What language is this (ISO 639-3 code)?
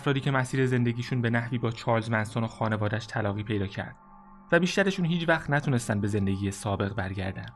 fas